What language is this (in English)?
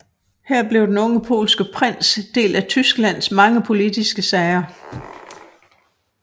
Danish